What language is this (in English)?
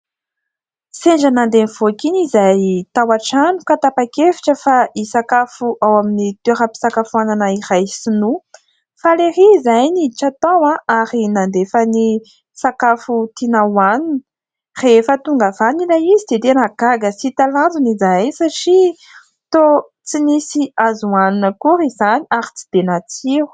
Malagasy